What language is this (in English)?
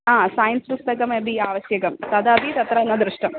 Sanskrit